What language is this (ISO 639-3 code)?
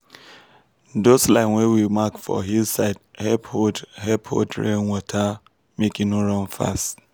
pcm